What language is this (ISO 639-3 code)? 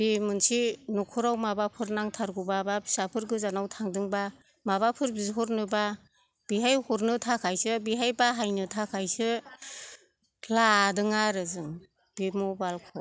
brx